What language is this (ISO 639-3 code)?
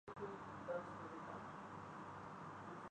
urd